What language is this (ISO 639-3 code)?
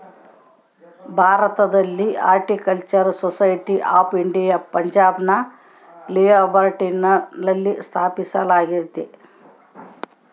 kan